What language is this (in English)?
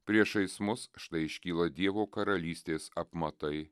Lithuanian